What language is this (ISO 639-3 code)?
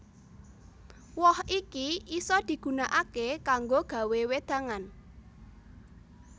jav